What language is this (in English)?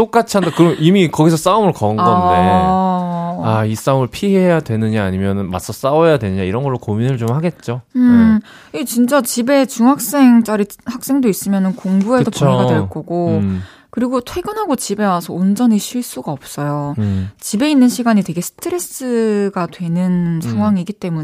Korean